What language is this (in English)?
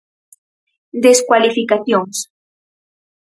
Galician